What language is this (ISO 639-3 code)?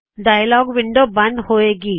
pan